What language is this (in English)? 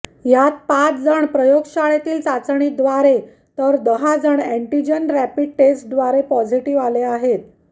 Marathi